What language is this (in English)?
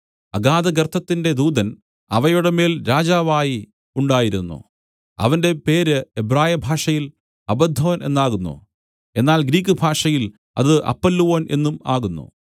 Malayalam